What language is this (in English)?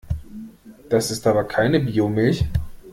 German